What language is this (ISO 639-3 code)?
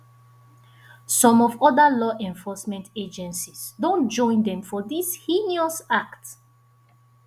pcm